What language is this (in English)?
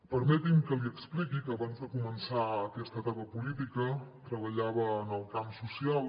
Catalan